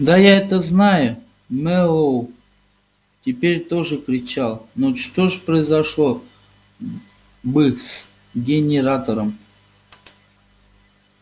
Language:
Russian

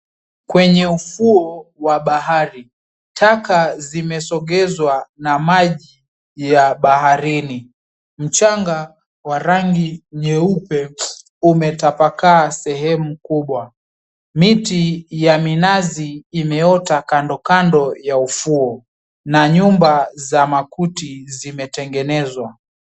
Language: Swahili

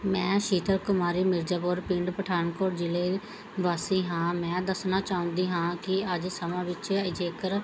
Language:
Punjabi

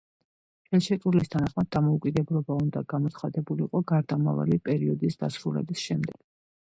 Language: Georgian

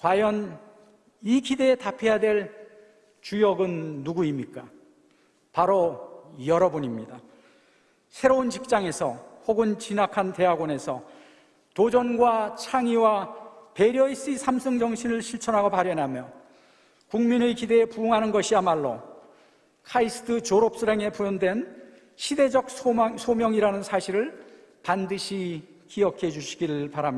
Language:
Korean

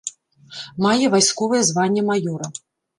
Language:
Belarusian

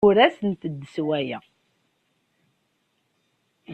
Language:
Kabyle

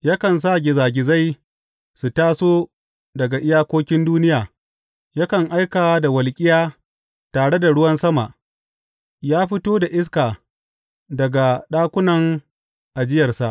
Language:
Hausa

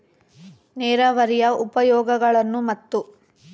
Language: Kannada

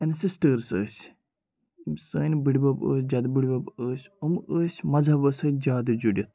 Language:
Kashmiri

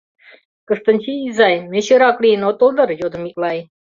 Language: Mari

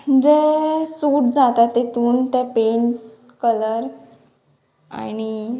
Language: Konkani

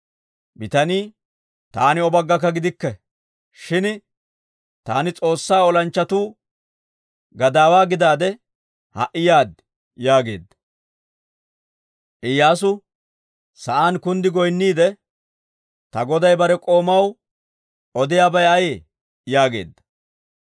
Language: Dawro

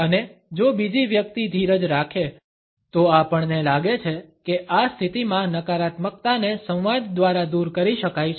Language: Gujarati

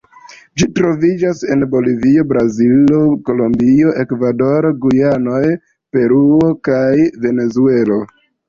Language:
Esperanto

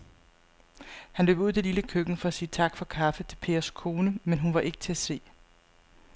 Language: Danish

